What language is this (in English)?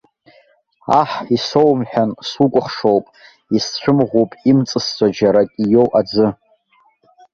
Abkhazian